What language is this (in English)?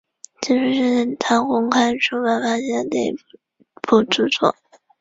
Chinese